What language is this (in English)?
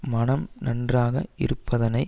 Tamil